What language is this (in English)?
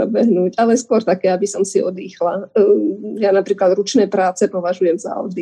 Slovak